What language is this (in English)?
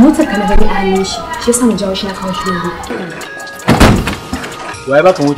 Arabic